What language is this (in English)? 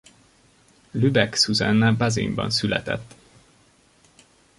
Hungarian